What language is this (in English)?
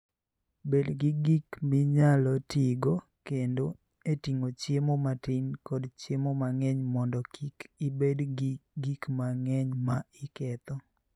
Luo (Kenya and Tanzania)